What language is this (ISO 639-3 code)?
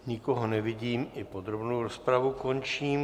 ces